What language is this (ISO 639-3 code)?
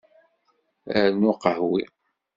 kab